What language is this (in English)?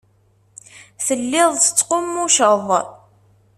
Kabyle